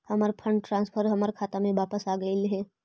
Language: Magahi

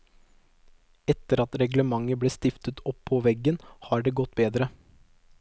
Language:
Norwegian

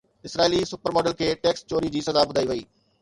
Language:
Sindhi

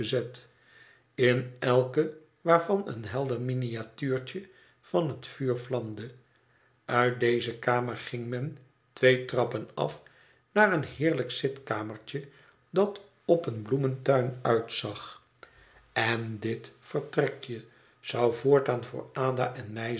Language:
Dutch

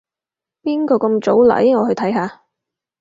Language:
Cantonese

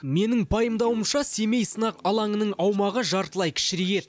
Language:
Kazakh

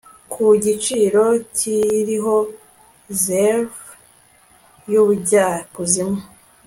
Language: Kinyarwanda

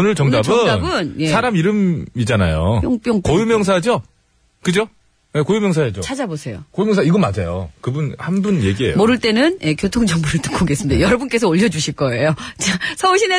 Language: Korean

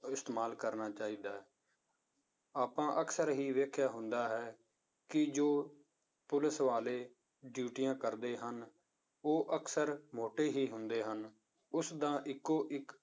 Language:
Punjabi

